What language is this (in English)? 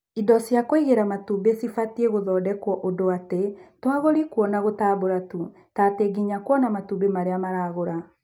Kikuyu